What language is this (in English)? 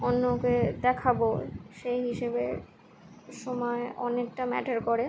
Bangla